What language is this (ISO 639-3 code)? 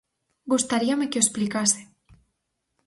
glg